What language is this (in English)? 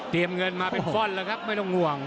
Thai